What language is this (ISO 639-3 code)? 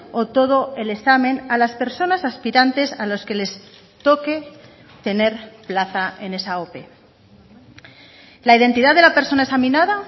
spa